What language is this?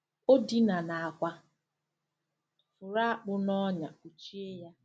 Igbo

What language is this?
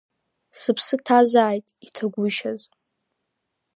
Abkhazian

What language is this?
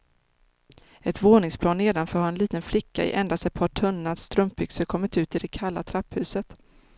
Swedish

